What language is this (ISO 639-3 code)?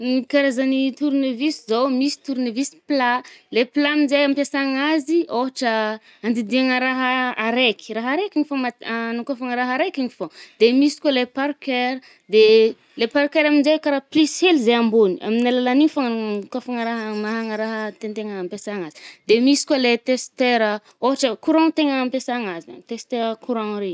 bmm